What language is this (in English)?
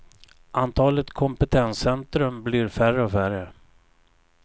Swedish